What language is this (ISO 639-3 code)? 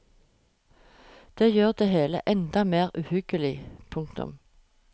nor